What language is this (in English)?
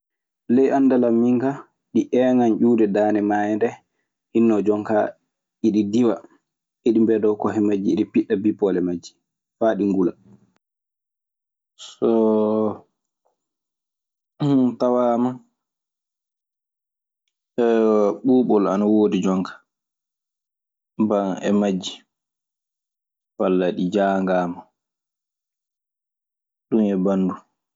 Maasina Fulfulde